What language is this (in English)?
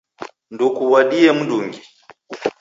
Taita